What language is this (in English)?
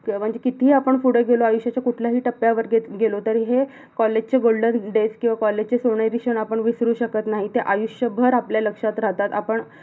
Marathi